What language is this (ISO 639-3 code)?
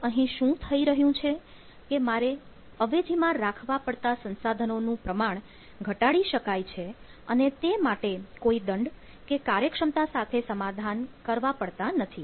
guj